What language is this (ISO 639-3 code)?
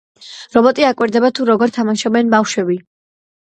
kat